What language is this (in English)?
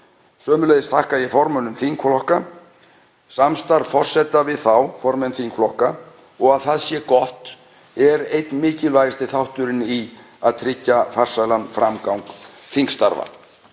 Icelandic